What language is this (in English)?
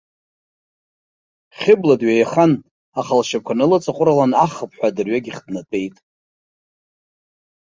Abkhazian